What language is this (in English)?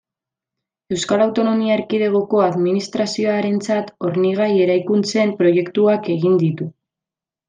Basque